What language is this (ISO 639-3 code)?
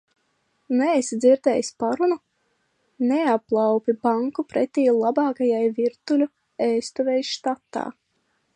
lav